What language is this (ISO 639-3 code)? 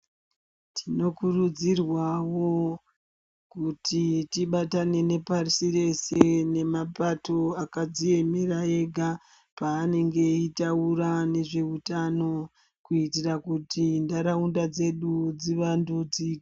ndc